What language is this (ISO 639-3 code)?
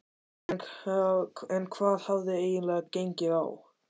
isl